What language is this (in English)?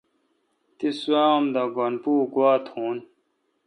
Kalkoti